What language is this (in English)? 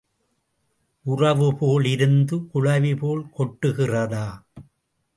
Tamil